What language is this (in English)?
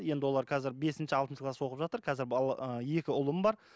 Kazakh